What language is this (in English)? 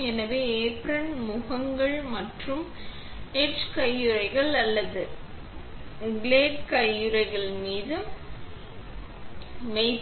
Tamil